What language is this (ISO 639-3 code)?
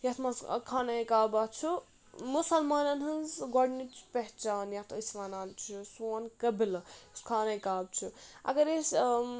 kas